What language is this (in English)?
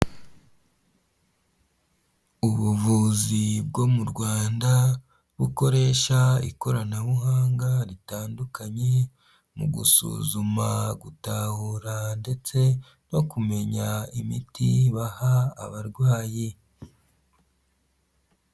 Kinyarwanda